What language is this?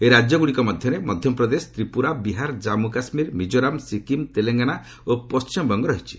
Odia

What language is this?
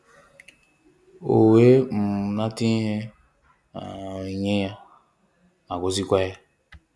Igbo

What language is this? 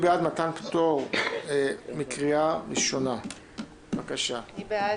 Hebrew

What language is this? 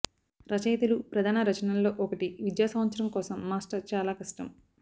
Telugu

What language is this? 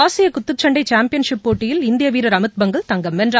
Tamil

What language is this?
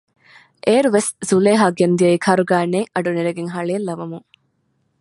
Divehi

